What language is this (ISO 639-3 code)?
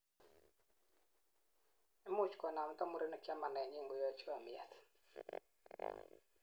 kln